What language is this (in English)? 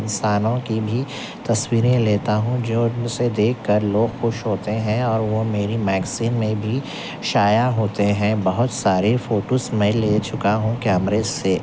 Urdu